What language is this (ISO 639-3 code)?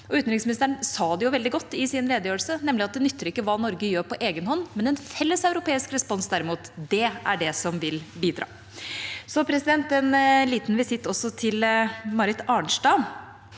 nor